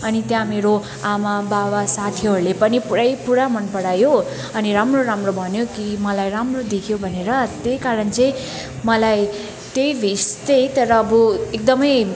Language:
Nepali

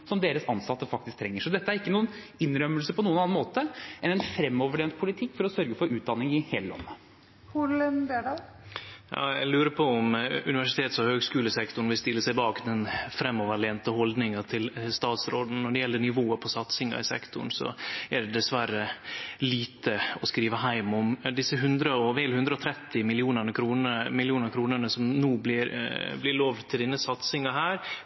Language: Norwegian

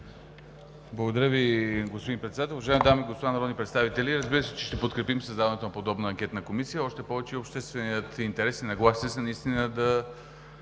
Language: Bulgarian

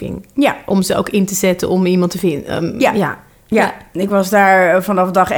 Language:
Dutch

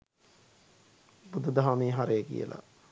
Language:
Sinhala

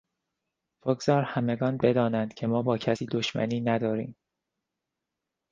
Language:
Persian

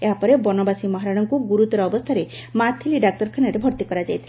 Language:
Odia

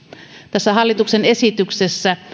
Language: Finnish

